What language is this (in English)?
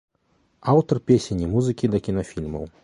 Belarusian